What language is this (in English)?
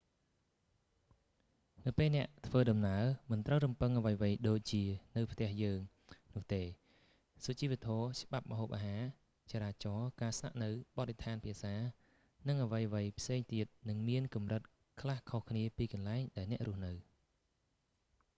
Khmer